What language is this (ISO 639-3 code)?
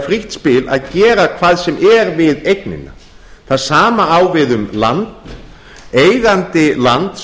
isl